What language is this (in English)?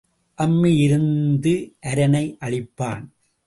Tamil